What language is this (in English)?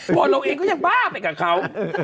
Thai